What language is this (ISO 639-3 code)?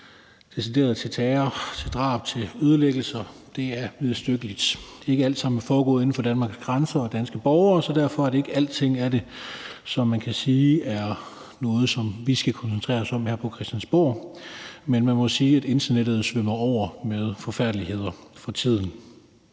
dan